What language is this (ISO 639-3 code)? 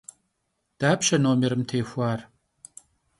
kbd